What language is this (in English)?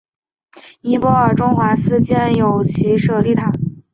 Chinese